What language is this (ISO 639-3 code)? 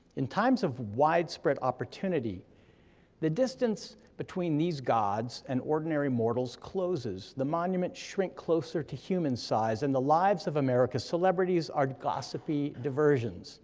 eng